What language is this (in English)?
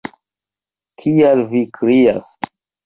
Esperanto